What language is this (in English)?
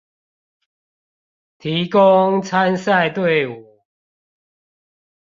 Chinese